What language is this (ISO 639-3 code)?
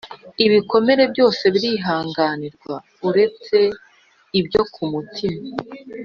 kin